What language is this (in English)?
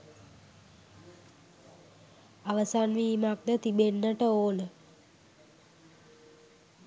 Sinhala